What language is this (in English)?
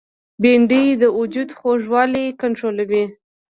Pashto